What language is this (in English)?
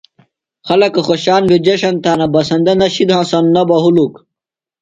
Phalura